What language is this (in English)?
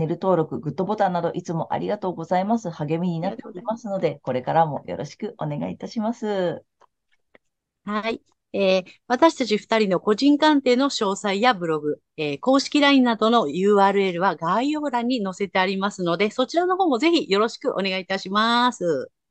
Japanese